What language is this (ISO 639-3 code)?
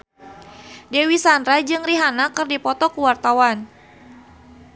sun